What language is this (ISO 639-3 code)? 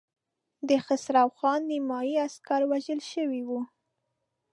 pus